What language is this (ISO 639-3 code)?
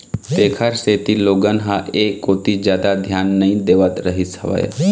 hne